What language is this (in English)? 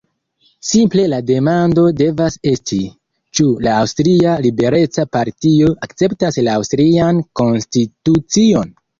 Esperanto